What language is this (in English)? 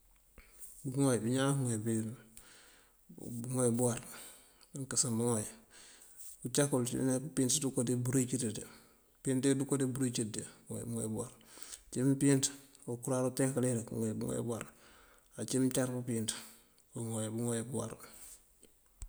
Mandjak